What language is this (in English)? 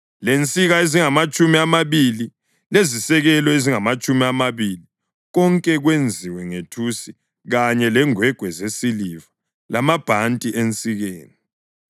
North Ndebele